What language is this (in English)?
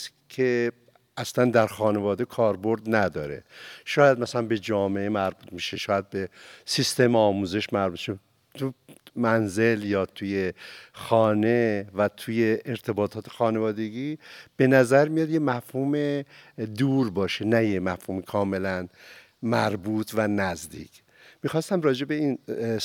Persian